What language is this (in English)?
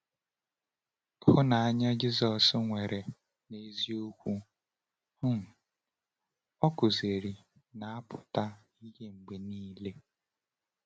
Igbo